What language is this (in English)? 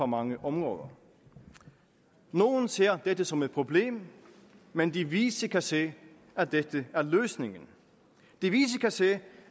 Danish